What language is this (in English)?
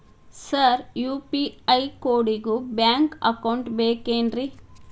Kannada